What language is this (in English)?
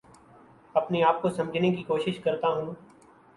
Urdu